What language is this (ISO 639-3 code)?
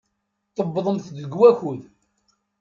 kab